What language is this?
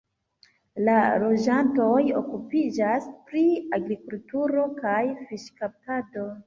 Esperanto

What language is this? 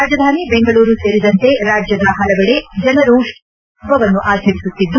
Kannada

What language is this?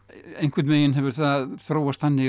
Icelandic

